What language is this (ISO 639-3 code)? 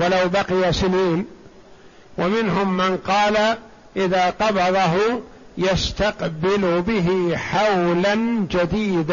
ara